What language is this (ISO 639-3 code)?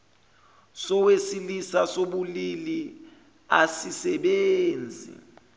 zul